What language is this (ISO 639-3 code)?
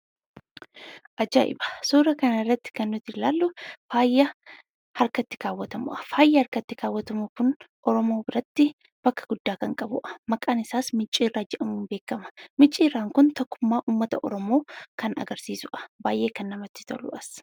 orm